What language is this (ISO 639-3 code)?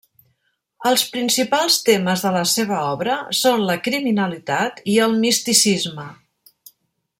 cat